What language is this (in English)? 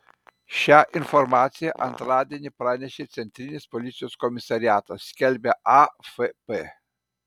Lithuanian